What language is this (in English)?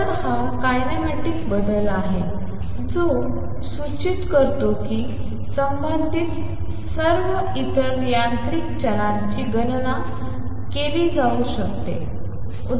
Marathi